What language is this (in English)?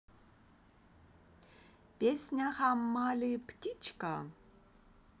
Russian